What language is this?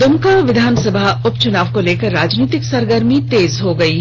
Hindi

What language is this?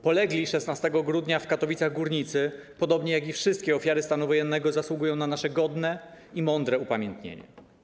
Polish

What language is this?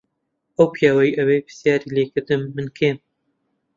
Central Kurdish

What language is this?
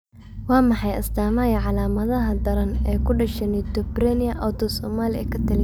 Somali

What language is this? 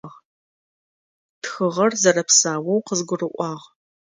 Adyghe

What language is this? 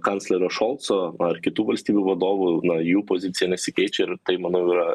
Lithuanian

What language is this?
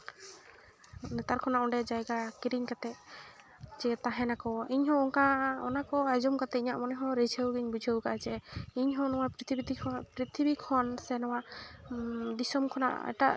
Santali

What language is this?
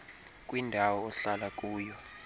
Xhosa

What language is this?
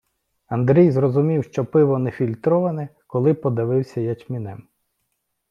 Ukrainian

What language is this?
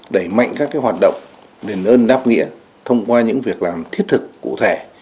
Vietnamese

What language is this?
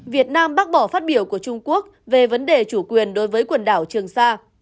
Vietnamese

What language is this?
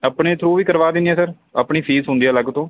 Punjabi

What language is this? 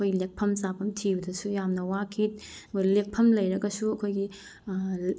Manipuri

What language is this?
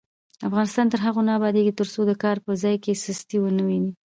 Pashto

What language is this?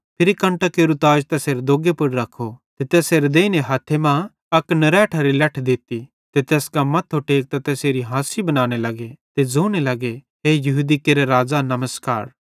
Bhadrawahi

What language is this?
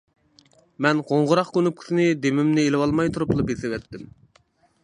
Uyghur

